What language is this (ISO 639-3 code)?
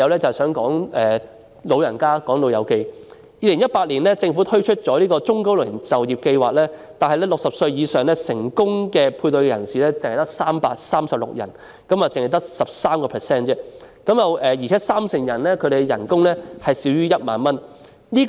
yue